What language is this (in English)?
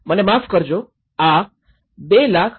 Gujarati